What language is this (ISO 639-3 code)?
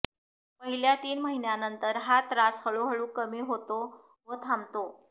mar